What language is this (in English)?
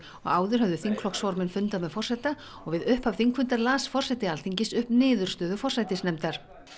Icelandic